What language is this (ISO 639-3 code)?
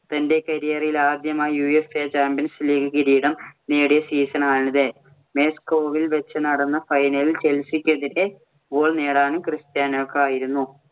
mal